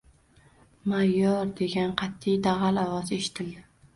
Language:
Uzbek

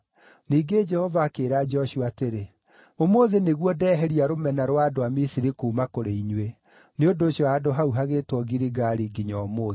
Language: Kikuyu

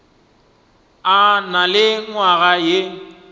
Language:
Northern Sotho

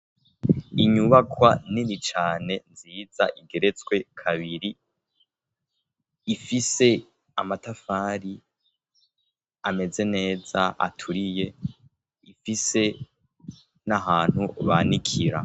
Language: Rundi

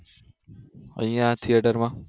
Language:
Gujarati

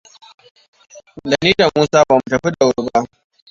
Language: Hausa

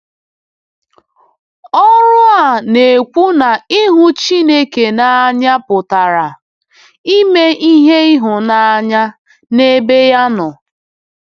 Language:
Igbo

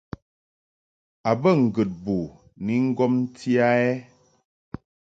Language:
Mungaka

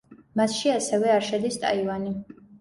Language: Georgian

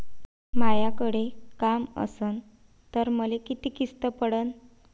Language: Marathi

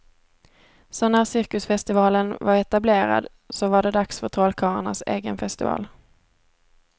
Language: Swedish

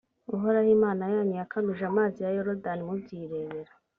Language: Kinyarwanda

